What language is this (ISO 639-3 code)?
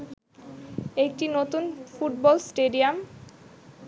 ben